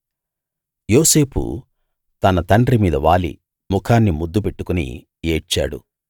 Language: Telugu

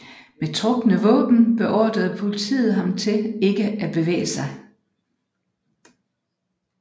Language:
Danish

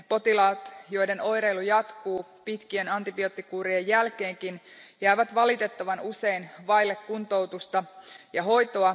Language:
Finnish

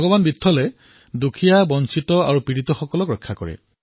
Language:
Assamese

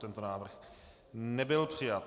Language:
Czech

